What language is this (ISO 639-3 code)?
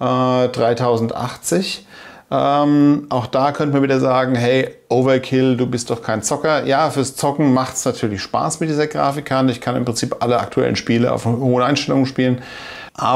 deu